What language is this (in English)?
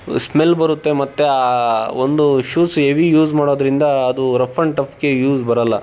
Kannada